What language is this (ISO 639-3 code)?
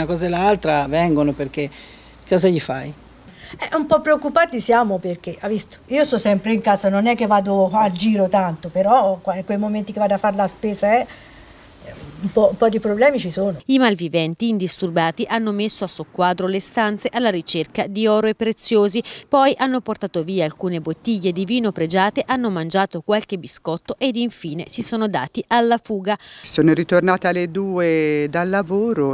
ita